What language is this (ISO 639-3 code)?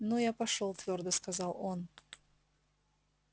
rus